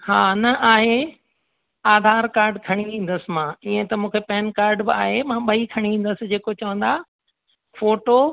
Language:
Sindhi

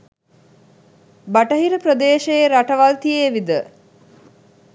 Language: Sinhala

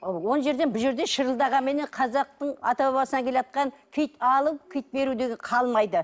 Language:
Kazakh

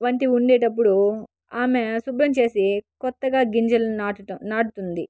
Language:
Telugu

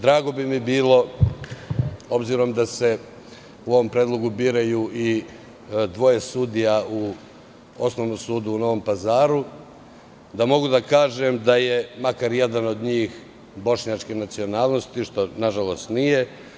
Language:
Serbian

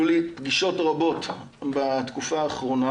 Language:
Hebrew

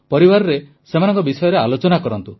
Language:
Odia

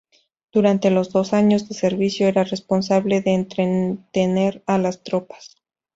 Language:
Spanish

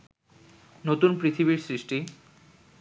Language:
Bangla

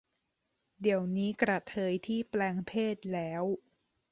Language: Thai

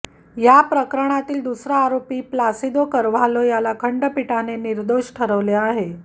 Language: Marathi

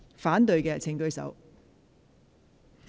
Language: Cantonese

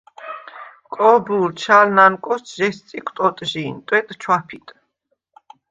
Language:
Svan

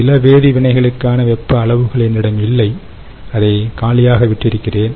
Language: Tamil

